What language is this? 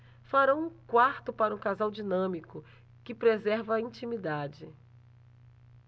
Portuguese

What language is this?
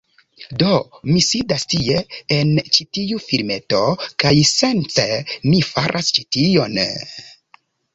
Esperanto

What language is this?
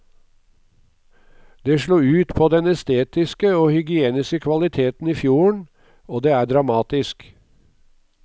Norwegian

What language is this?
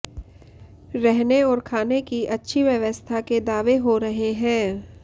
Hindi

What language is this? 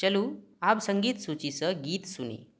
Maithili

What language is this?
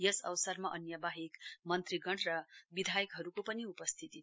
Nepali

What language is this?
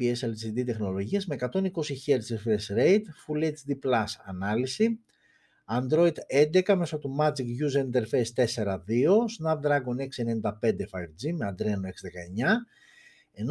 Greek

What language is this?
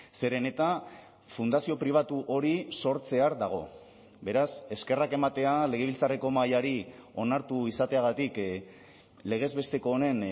Basque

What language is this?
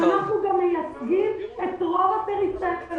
Hebrew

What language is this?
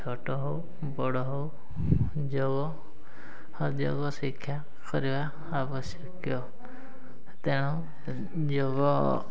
Odia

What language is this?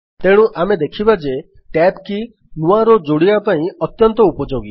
Odia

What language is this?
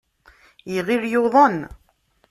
Kabyle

